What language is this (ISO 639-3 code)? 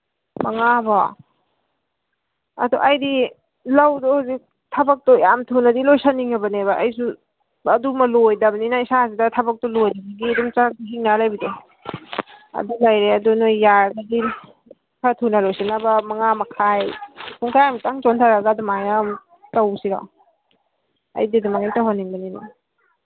mni